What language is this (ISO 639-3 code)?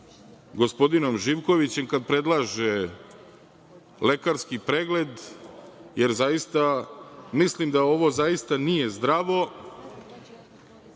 srp